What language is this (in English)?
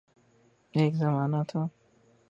Urdu